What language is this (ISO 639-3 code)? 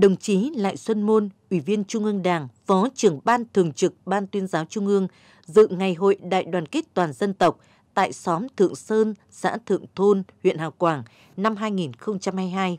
vie